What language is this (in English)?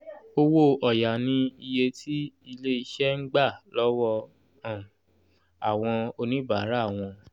Yoruba